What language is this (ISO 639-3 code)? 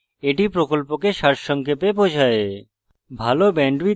ben